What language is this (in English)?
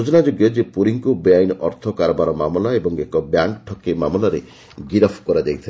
Odia